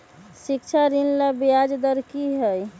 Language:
Magahi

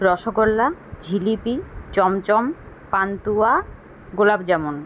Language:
Bangla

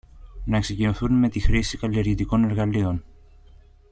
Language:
Greek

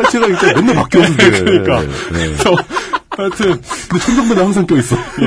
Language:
Korean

